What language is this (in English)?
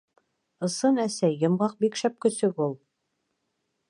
Bashkir